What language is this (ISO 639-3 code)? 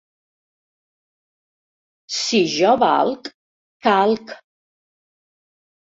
cat